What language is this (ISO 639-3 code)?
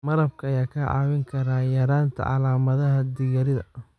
som